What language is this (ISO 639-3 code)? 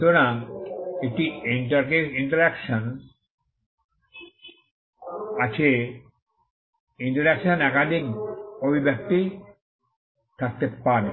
ben